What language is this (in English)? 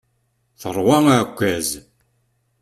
Kabyle